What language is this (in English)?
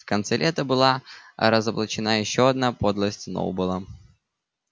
Russian